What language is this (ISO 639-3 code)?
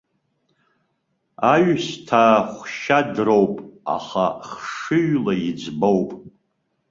abk